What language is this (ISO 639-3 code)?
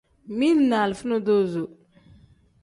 kdh